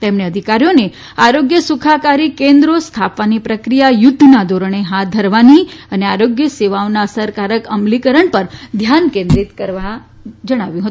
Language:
Gujarati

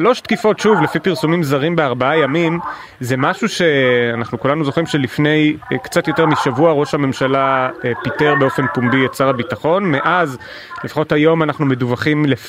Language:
Hebrew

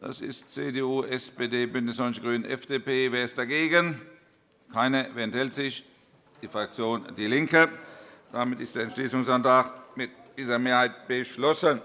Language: German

